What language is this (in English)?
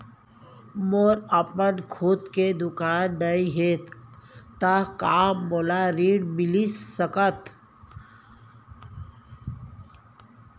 Chhattisgarhi